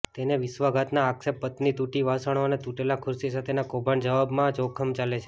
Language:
Gujarati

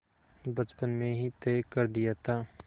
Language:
Hindi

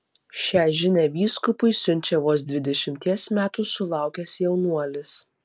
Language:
Lithuanian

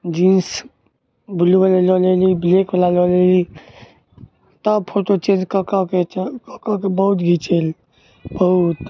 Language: Maithili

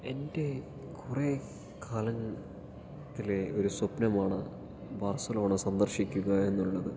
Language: Malayalam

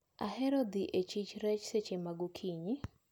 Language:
Luo (Kenya and Tanzania)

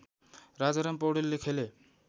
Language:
Nepali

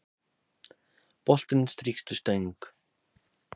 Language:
Icelandic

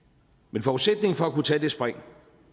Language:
Danish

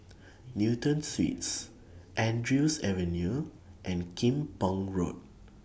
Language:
English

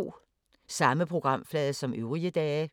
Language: Danish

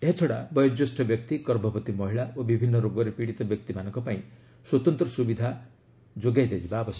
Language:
Odia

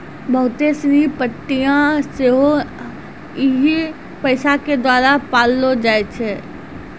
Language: Maithili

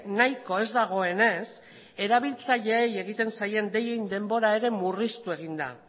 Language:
Basque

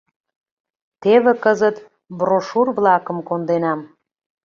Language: Mari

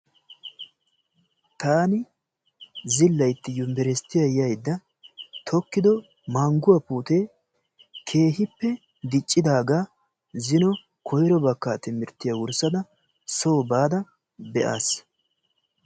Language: Wolaytta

